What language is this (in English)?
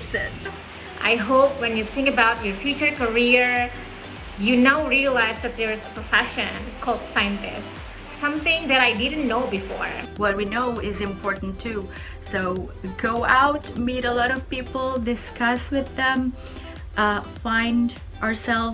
English